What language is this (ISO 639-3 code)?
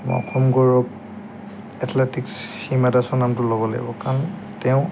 asm